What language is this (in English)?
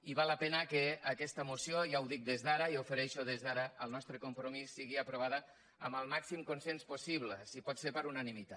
Catalan